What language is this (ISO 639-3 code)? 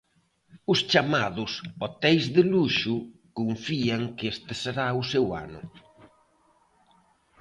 glg